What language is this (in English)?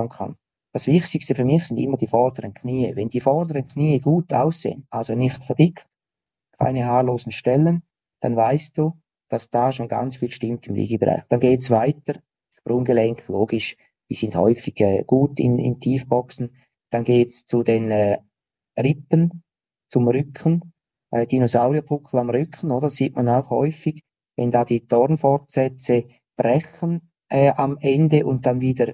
German